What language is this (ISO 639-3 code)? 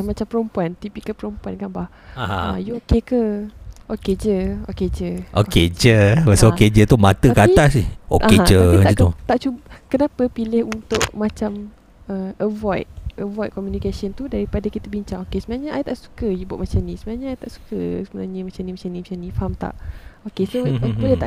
msa